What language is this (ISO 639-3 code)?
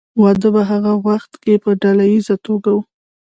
pus